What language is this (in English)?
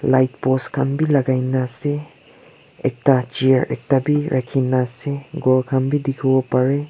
Naga Pidgin